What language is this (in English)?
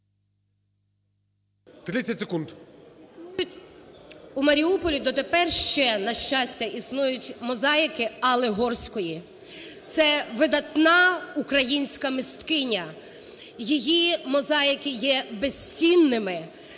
Ukrainian